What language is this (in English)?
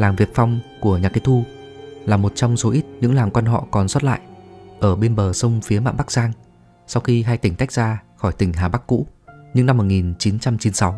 Vietnamese